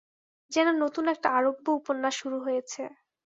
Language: Bangla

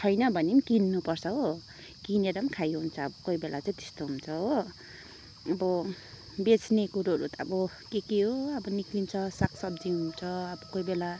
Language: Nepali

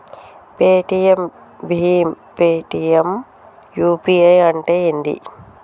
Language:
Telugu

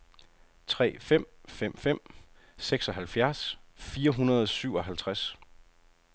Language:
Danish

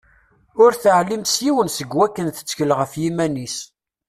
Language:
Kabyle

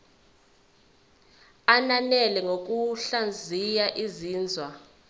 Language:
Zulu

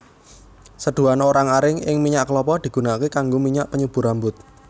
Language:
Javanese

